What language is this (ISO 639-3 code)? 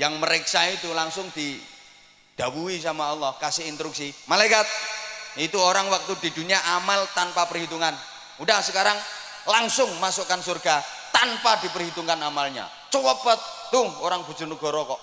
ind